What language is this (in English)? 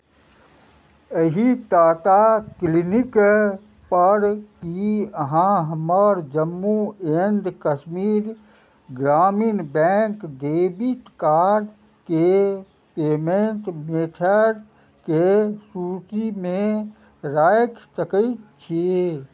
Maithili